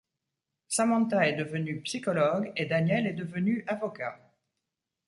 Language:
French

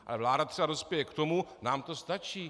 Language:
Czech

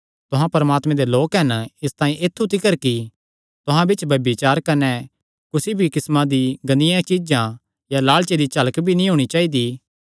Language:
Kangri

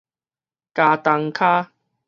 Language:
Min Nan Chinese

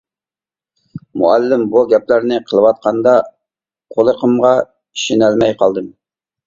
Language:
Uyghur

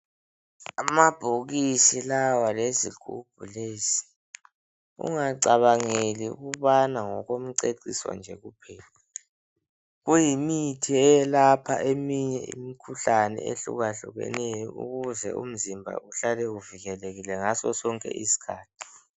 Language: North Ndebele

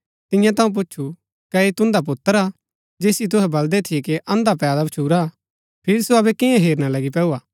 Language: Gaddi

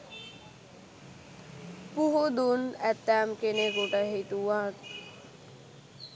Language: Sinhala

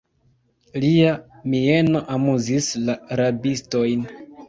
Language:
Esperanto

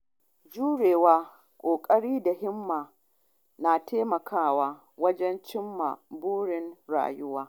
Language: Hausa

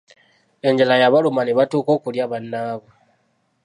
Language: Ganda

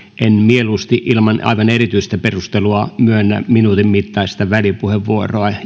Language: Finnish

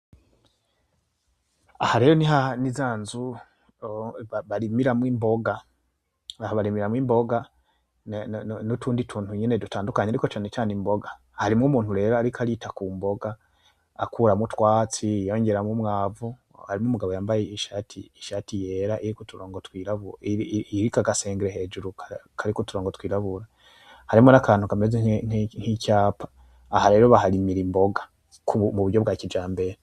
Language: Rundi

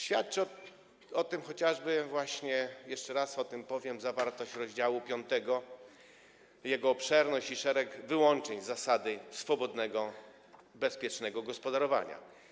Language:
Polish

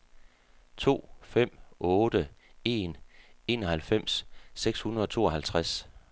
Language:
Danish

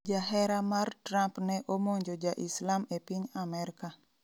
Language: Luo (Kenya and Tanzania)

